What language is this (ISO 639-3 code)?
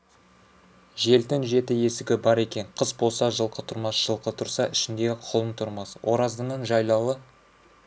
kaz